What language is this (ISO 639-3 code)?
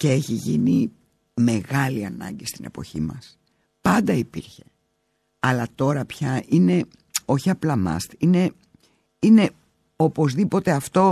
ell